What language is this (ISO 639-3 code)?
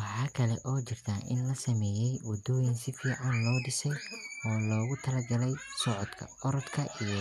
som